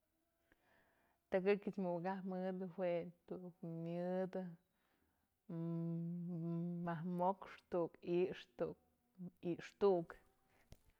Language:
Mazatlán Mixe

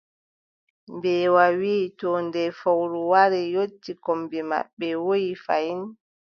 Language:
Adamawa Fulfulde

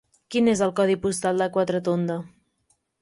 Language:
Catalan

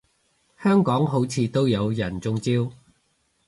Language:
Cantonese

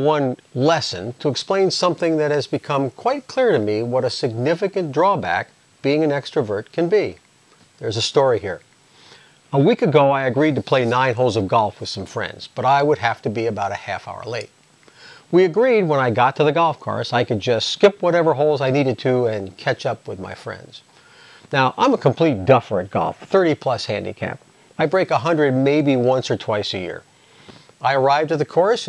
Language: English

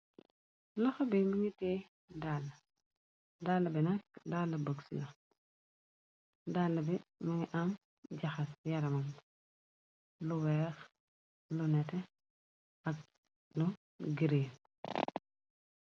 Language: Wolof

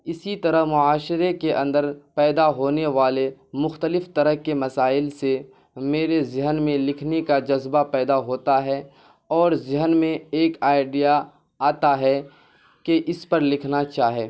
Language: Urdu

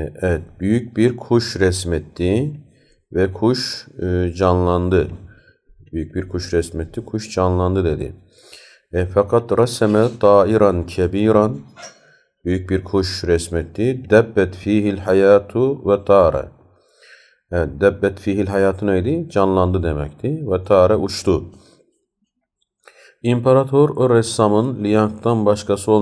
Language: Turkish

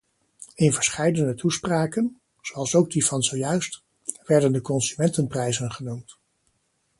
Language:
Dutch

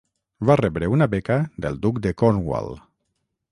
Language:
Catalan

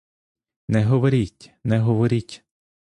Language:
Ukrainian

